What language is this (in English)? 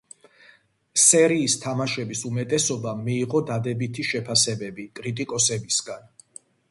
Georgian